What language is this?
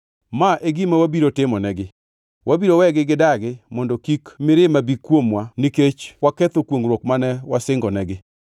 Luo (Kenya and Tanzania)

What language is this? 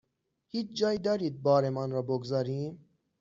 Persian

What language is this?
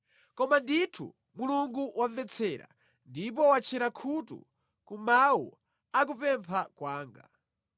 Nyanja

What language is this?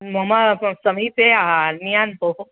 Sanskrit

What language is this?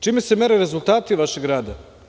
Serbian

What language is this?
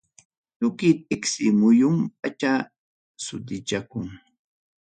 Ayacucho Quechua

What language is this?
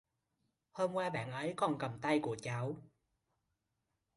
Vietnamese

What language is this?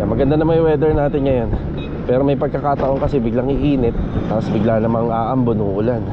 Filipino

